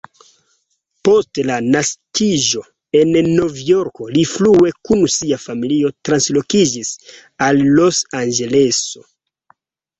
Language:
Esperanto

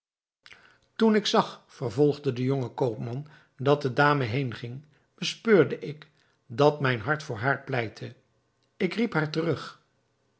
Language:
Dutch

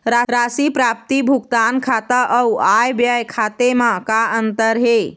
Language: Chhattisgarhi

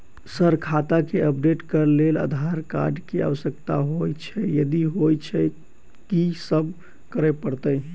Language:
Maithili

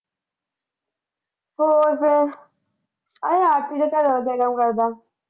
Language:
Punjabi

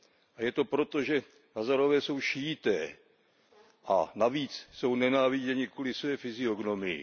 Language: Czech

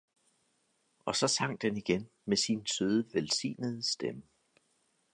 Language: Danish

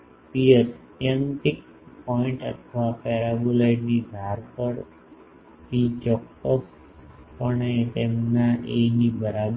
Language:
Gujarati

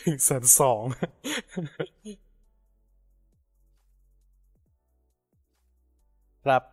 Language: Thai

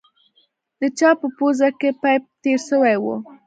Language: Pashto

